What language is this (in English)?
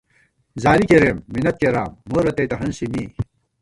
Gawar-Bati